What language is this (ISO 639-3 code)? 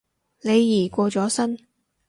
yue